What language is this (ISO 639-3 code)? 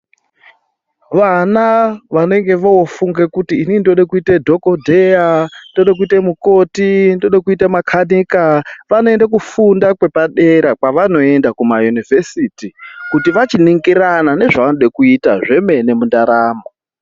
ndc